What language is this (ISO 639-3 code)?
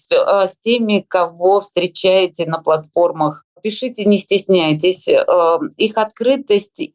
rus